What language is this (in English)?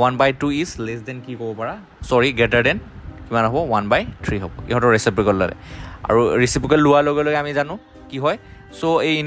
Bangla